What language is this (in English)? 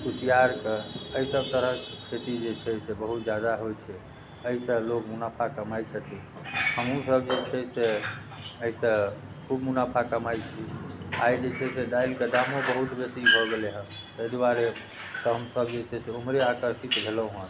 Maithili